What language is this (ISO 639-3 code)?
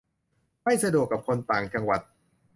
tha